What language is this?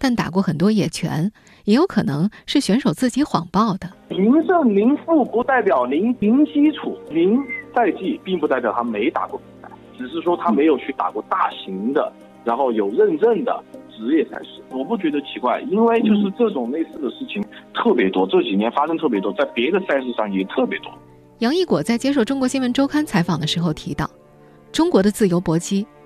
Chinese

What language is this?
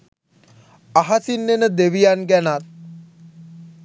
Sinhala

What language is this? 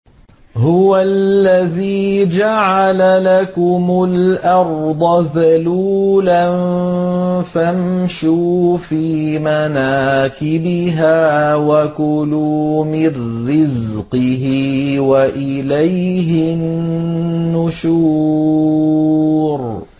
Arabic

